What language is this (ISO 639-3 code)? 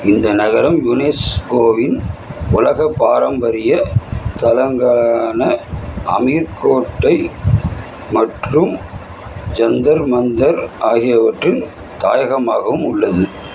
tam